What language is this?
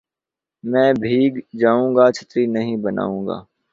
Urdu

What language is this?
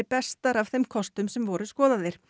Icelandic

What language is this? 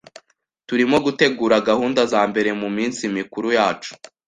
Kinyarwanda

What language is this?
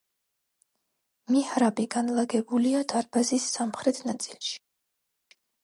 Georgian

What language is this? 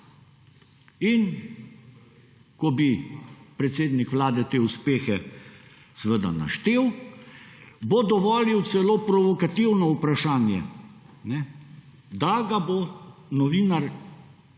Slovenian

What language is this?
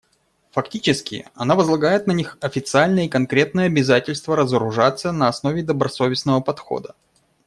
Russian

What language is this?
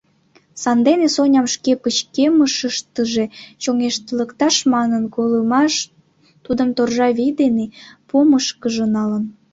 Mari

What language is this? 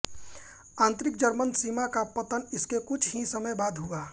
Hindi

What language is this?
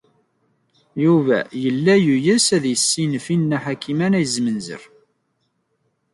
Kabyle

